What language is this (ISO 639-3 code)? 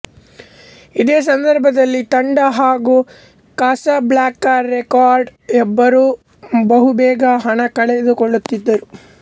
kan